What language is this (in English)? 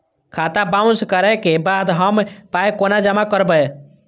Maithili